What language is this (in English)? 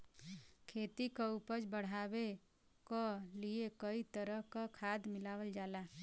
Bhojpuri